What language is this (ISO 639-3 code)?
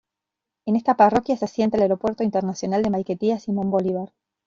spa